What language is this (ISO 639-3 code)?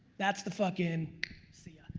eng